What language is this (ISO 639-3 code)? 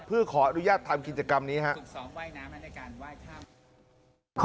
tha